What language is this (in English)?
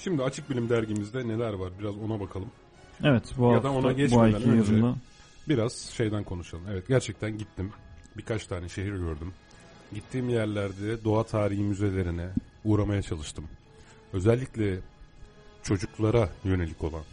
Turkish